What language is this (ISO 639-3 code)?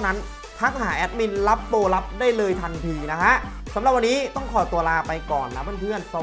tha